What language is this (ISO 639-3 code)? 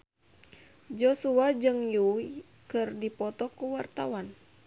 sun